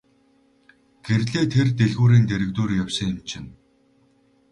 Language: Mongolian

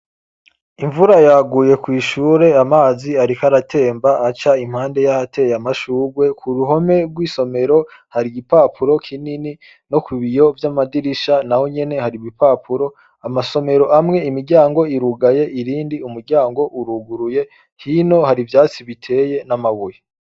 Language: Rundi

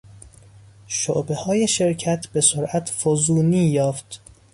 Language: Persian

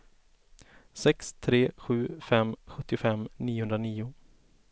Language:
Swedish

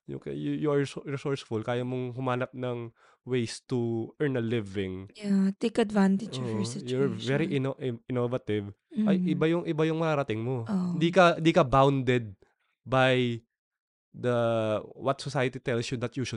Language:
Filipino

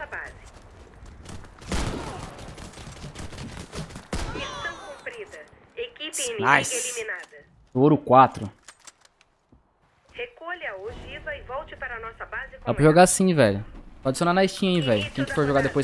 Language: Portuguese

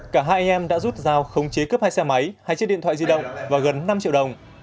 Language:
Vietnamese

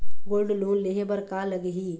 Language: Chhattisgarhi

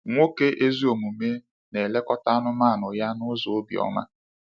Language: Igbo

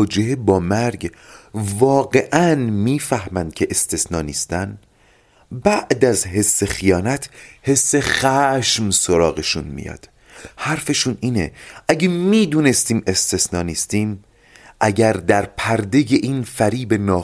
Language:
Persian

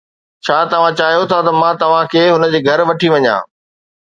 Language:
Sindhi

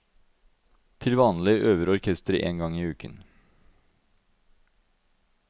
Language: Norwegian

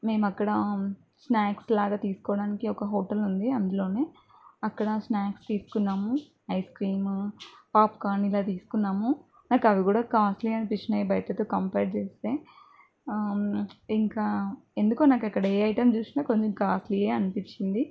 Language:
Telugu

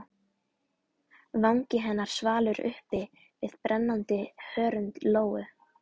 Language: Icelandic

